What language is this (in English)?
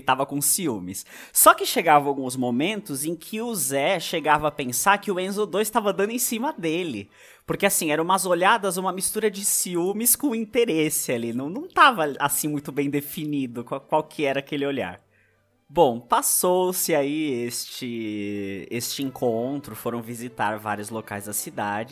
Portuguese